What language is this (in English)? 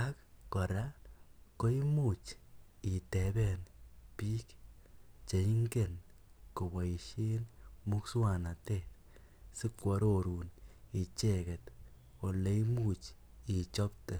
Kalenjin